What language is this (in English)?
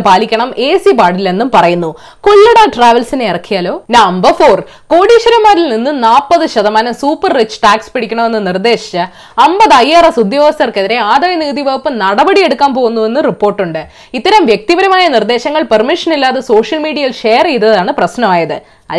Malayalam